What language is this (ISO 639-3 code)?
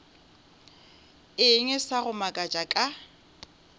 nso